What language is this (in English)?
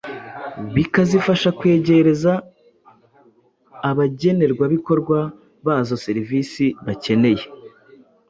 Kinyarwanda